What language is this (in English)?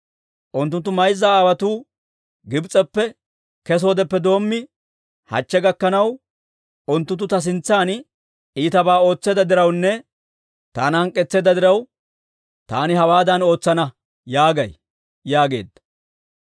Dawro